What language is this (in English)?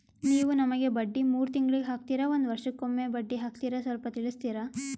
Kannada